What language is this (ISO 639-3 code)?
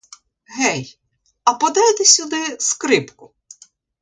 ukr